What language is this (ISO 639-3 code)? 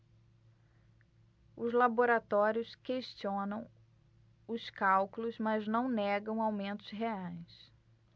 por